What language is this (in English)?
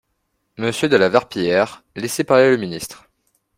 French